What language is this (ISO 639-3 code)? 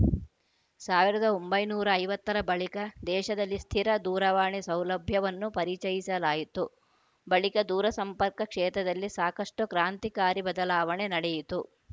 kan